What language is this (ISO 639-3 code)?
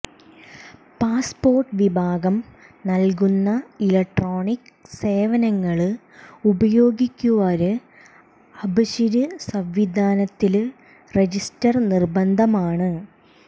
mal